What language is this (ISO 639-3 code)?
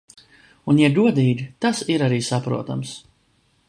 lav